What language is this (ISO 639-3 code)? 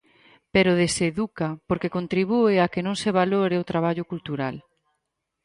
glg